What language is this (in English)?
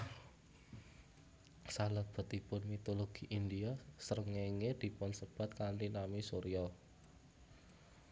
Javanese